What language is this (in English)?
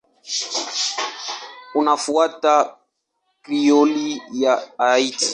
Swahili